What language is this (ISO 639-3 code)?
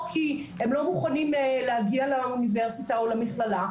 heb